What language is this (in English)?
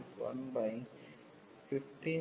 Telugu